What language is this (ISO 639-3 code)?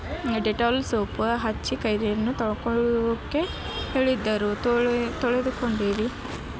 kan